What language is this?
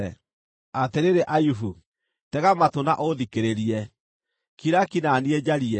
Kikuyu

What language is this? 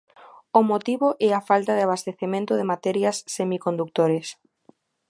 Galician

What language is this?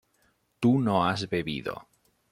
Spanish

